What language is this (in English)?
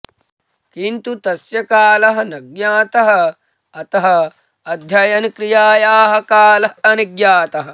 Sanskrit